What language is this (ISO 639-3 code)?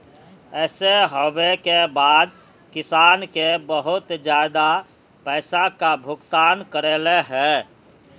mag